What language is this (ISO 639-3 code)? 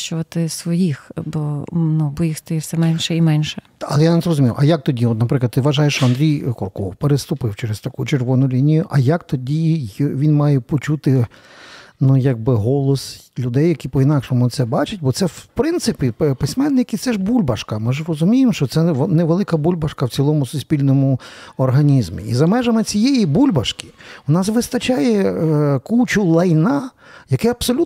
ukr